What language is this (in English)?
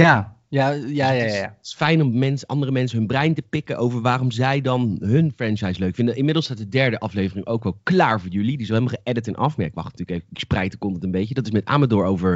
Dutch